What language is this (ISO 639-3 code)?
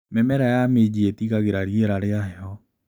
kik